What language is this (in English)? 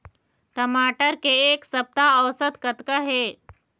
Chhattisgarhi